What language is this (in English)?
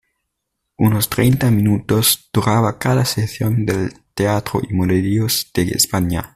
Spanish